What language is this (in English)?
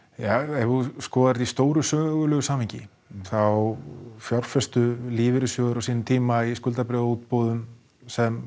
Icelandic